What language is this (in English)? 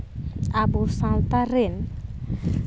Santali